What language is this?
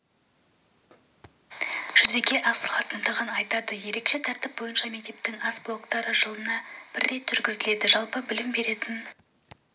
Kazakh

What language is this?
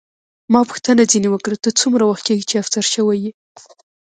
Pashto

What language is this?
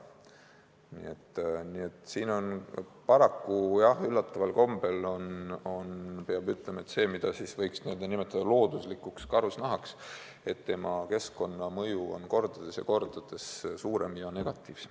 Estonian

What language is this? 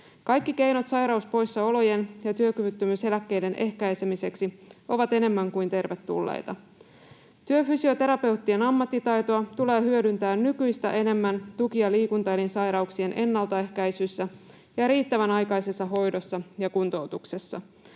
Finnish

